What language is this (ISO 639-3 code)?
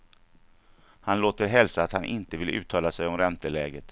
swe